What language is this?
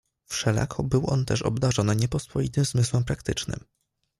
Polish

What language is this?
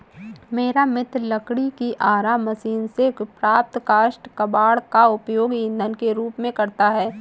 Hindi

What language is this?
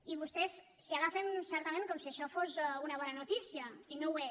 Catalan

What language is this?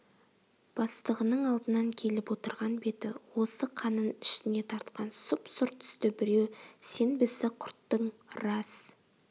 Kazakh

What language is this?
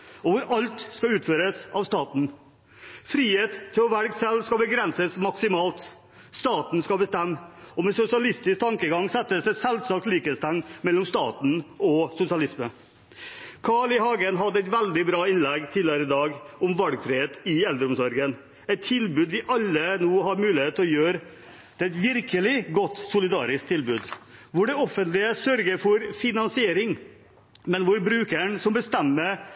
Norwegian Bokmål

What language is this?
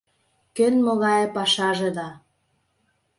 Mari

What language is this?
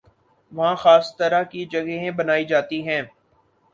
Urdu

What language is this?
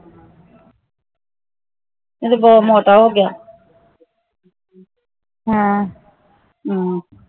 Punjabi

